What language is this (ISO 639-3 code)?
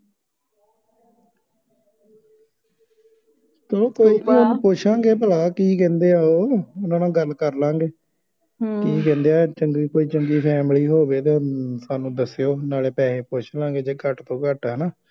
pan